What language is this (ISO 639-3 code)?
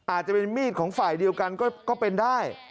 tha